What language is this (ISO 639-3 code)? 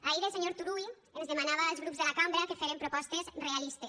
cat